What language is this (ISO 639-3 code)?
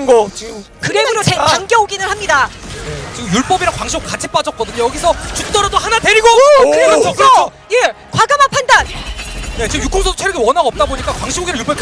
kor